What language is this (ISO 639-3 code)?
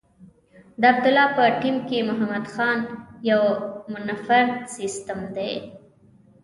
pus